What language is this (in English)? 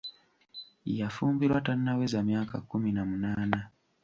Ganda